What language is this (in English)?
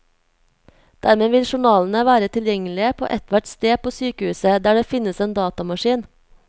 Norwegian